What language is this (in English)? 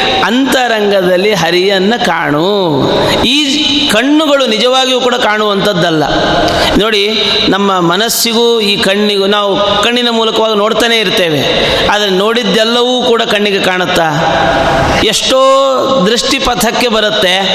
Kannada